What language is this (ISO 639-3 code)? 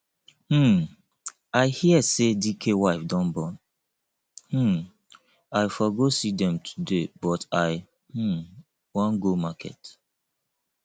pcm